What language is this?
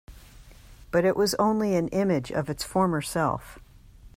English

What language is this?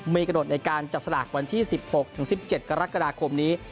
Thai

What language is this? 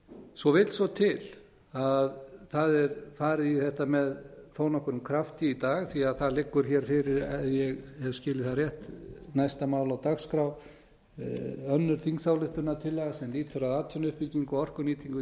Icelandic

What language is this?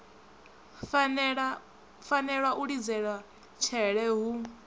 Venda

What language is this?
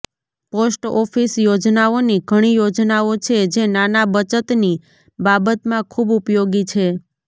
Gujarati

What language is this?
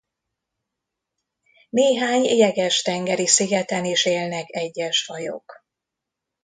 Hungarian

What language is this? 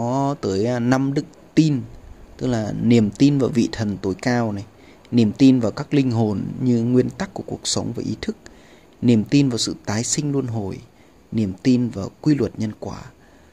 Vietnamese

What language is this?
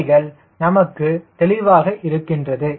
Tamil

